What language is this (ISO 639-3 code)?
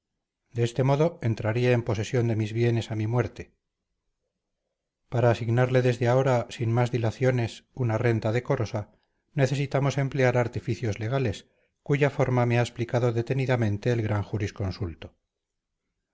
spa